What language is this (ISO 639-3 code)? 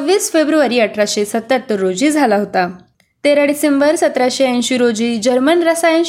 mar